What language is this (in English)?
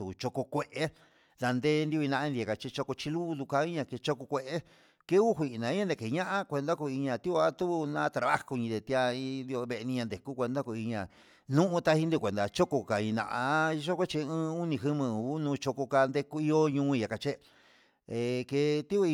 Huitepec Mixtec